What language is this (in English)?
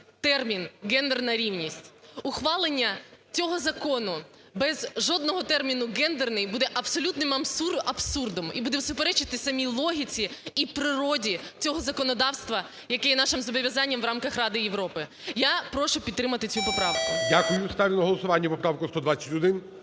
Ukrainian